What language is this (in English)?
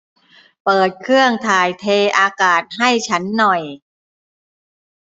Thai